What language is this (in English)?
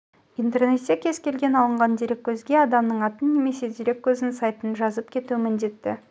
Kazakh